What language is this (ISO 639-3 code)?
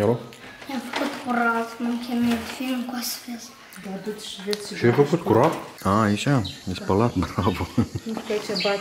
ron